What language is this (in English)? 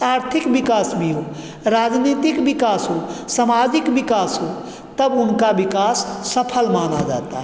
Hindi